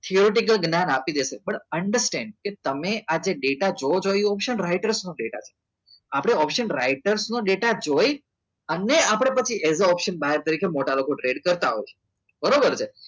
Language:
Gujarati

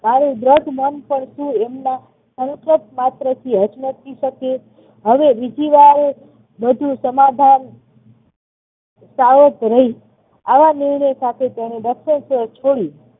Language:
Gujarati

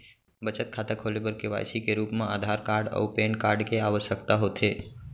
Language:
Chhattisgarhi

